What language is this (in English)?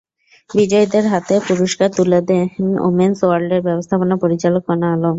Bangla